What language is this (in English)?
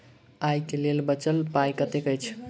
Maithili